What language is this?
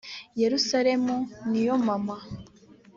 Kinyarwanda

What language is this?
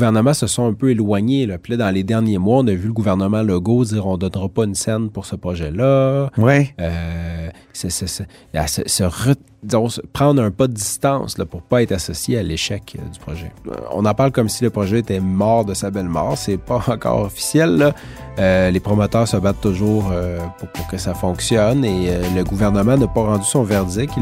French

